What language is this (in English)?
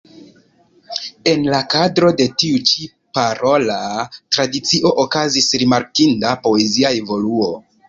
Esperanto